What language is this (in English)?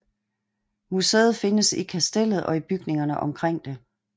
Danish